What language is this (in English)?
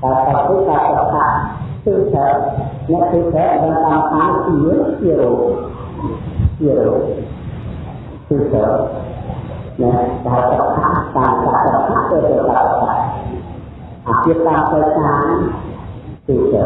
Vietnamese